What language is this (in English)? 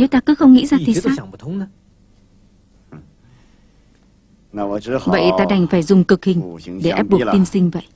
Vietnamese